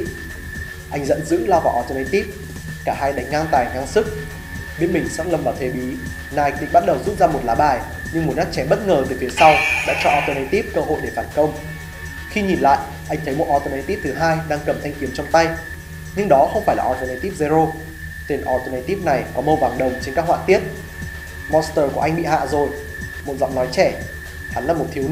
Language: Vietnamese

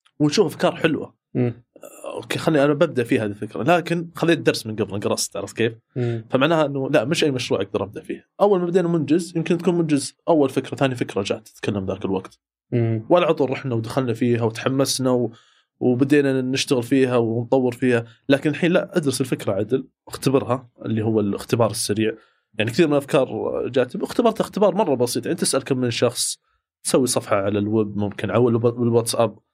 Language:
Arabic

